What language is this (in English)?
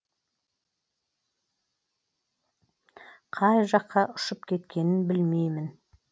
Kazakh